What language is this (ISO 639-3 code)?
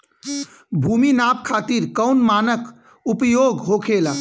bho